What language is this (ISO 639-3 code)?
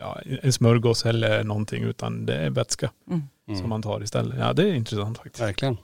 swe